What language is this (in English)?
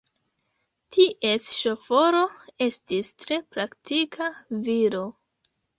Esperanto